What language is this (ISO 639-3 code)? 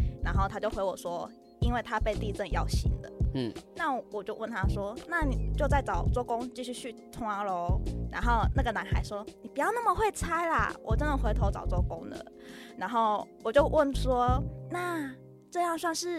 zho